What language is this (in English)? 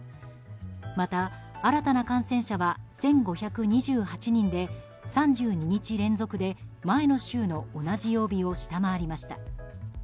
Japanese